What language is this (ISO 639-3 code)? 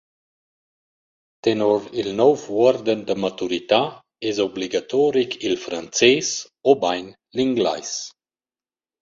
roh